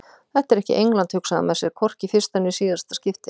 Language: Icelandic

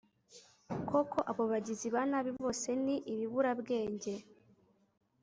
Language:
Kinyarwanda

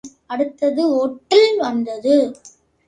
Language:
Tamil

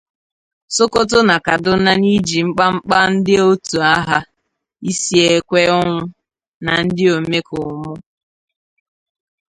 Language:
Igbo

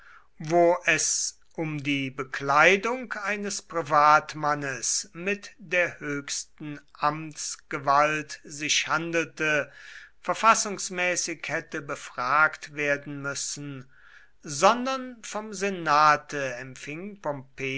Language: German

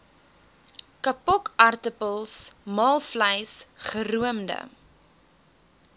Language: Afrikaans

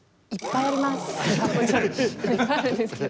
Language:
Japanese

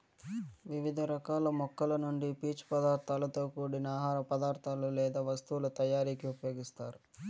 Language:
Telugu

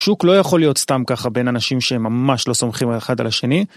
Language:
Hebrew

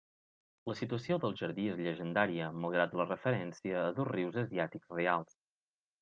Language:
Catalan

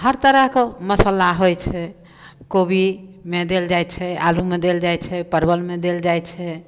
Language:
Maithili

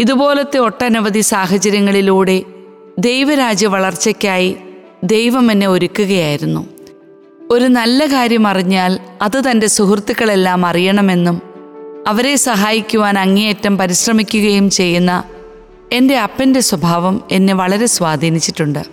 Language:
Malayalam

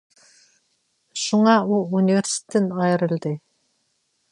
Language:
Uyghur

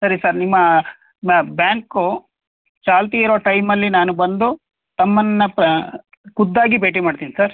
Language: Kannada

